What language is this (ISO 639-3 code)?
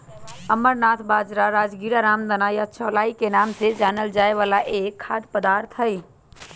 mag